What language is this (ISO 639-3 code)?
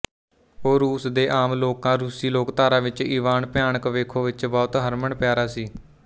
pan